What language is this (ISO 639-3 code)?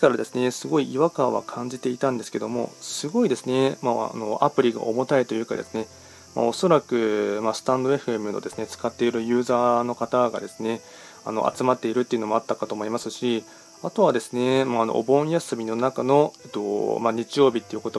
jpn